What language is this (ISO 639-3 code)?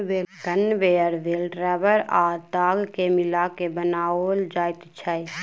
mai